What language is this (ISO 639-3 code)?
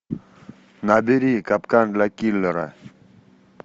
rus